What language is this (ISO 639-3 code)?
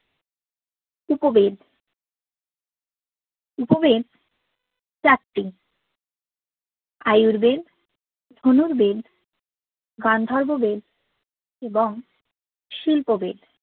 ben